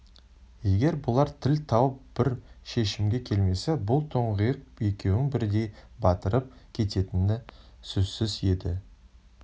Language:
Kazakh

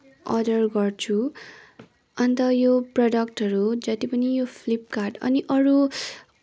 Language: Nepali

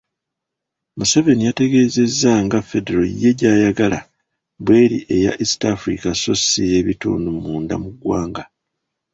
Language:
Ganda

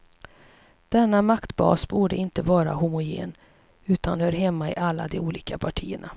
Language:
Swedish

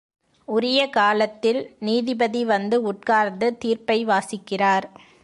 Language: Tamil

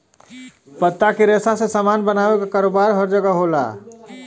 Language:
Bhojpuri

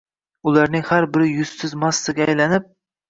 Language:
Uzbek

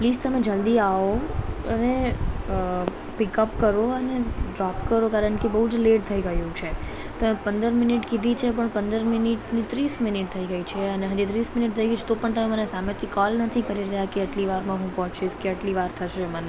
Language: Gujarati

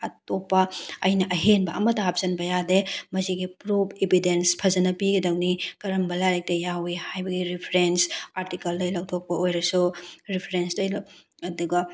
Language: Manipuri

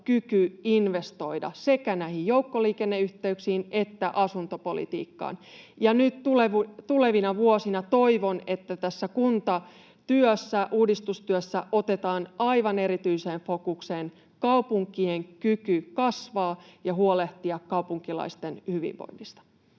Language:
Finnish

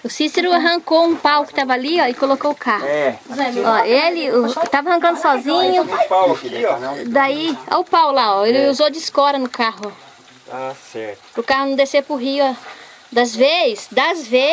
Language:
Portuguese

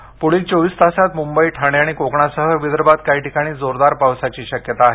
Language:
Marathi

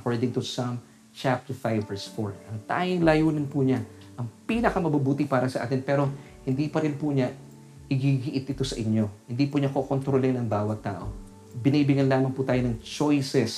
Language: Filipino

